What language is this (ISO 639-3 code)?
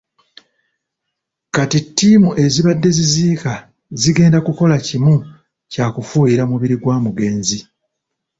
lug